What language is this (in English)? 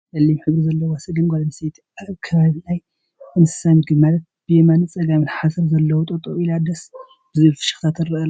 Tigrinya